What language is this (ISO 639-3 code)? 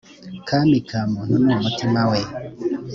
kin